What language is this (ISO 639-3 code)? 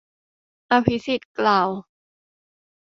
tha